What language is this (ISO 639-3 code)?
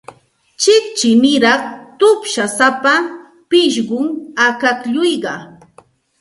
qxt